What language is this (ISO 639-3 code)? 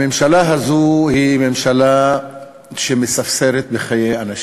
heb